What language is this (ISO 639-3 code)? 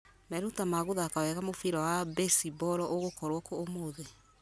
kik